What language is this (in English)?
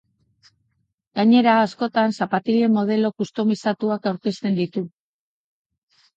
Basque